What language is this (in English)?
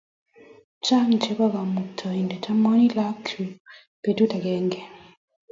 Kalenjin